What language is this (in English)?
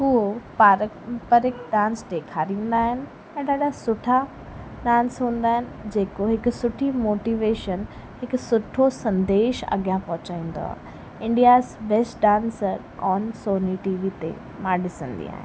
Sindhi